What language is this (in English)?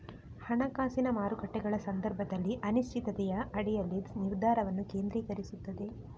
Kannada